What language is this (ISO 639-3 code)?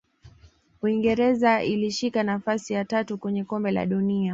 swa